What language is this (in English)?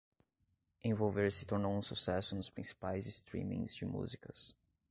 Portuguese